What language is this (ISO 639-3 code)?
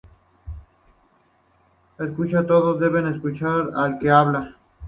spa